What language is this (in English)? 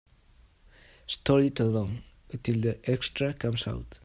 English